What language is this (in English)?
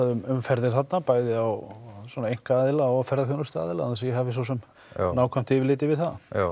Icelandic